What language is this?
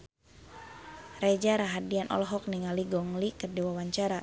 Sundanese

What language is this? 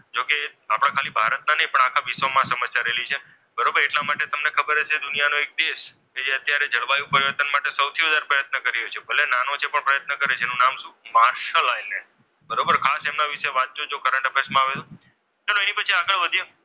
Gujarati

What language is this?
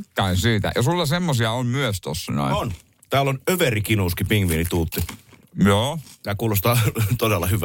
Finnish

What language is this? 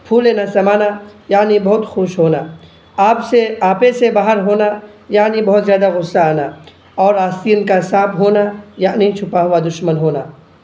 Urdu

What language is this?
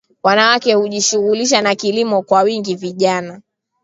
Swahili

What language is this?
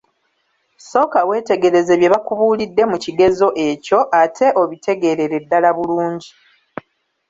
Ganda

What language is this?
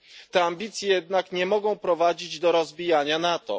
Polish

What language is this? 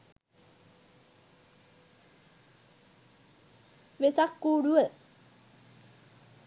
Sinhala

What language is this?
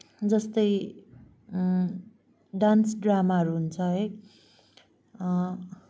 Nepali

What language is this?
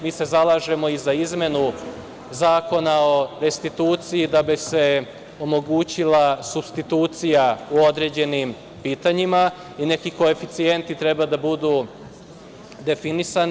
Serbian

